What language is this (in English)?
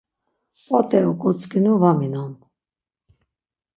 Laz